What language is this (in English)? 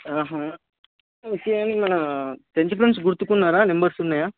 Telugu